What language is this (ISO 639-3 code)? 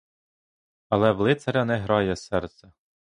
ukr